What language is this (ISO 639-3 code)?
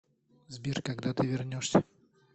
rus